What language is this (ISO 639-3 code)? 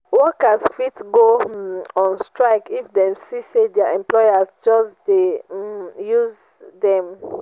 pcm